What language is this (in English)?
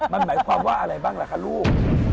Thai